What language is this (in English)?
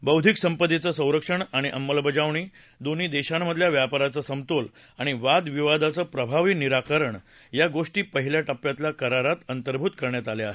Marathi